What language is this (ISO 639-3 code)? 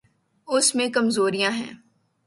urd